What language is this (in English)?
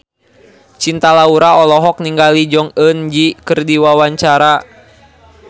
Sundanese